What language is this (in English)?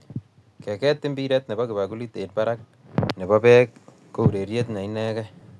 Kalenjin